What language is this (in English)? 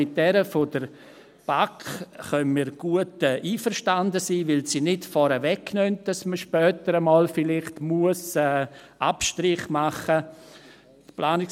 Swiss German